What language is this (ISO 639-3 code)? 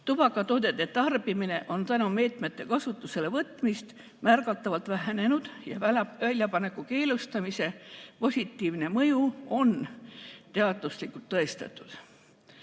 est